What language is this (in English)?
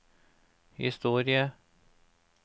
Norwegian